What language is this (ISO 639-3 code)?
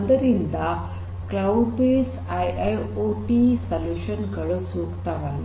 kan